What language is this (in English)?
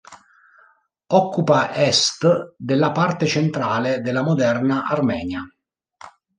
Italian